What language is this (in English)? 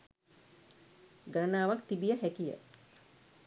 Sinhala